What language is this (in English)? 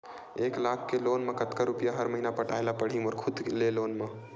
Chhattisgarhi